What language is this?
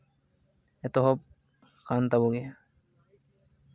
Santali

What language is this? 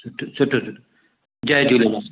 Sindhi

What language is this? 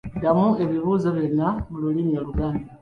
Ganda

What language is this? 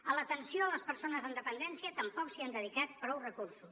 Catalan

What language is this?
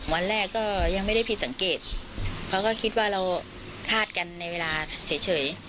Thai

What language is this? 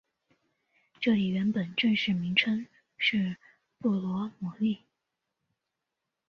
Chinese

